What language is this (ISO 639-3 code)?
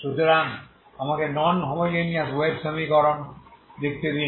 ben